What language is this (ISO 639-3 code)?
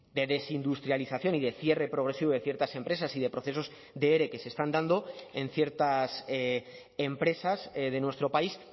spa